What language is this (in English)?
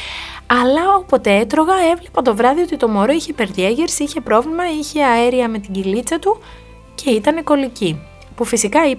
Greek